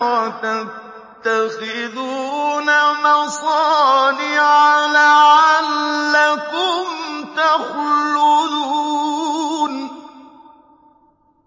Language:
Arabic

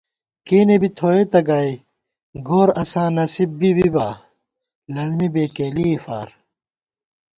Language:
Gawar-Bati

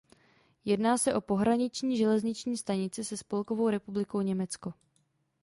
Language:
Czech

